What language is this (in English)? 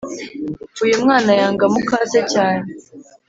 Kinyarwanda